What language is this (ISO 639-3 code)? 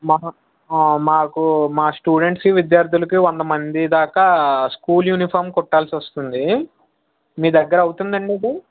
tel